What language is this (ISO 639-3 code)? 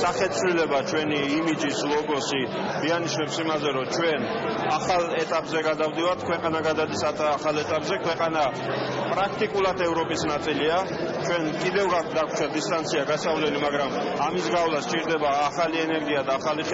spa